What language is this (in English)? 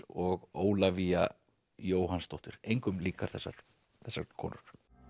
Icelandic